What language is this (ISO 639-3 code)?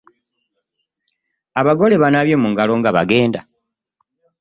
lug